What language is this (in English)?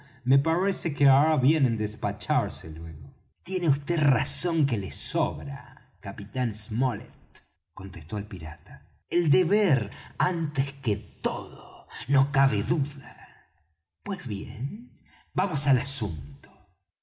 Spanish